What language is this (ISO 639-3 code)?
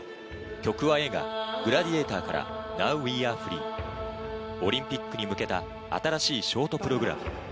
jpn